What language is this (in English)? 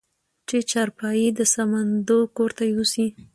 Pashto